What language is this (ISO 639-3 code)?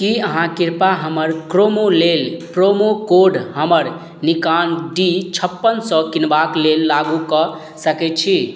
mai